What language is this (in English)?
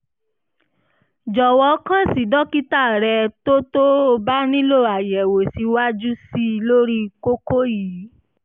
Yoruba